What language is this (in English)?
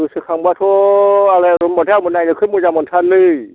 Bodo